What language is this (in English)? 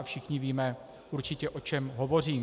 Czech